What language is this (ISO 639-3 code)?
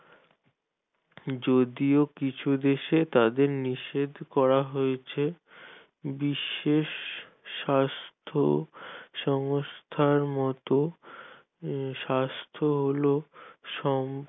ben